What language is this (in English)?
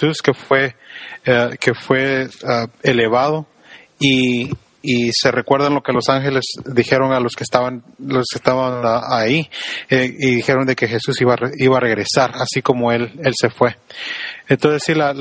Spanish